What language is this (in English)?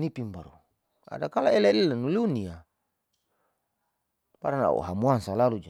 Saleman